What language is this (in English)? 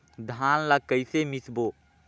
Chhattisgarhi